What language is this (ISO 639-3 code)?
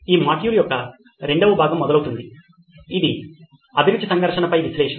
tel